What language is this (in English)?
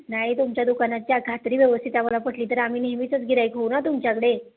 Marathi